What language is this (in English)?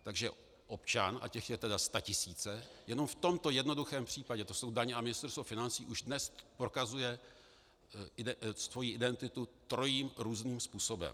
Czech